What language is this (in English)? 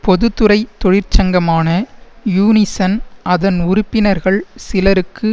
Tamil